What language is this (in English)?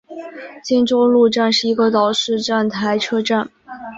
Chinese